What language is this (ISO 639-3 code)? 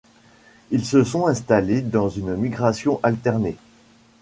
fra